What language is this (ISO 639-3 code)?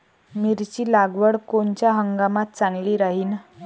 mar